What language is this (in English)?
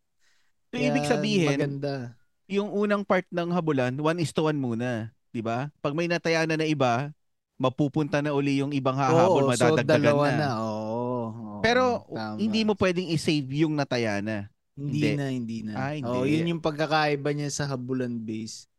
Filipino